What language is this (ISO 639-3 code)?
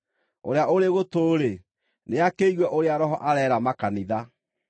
kik